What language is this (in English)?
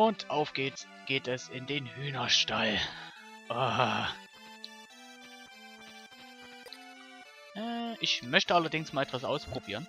German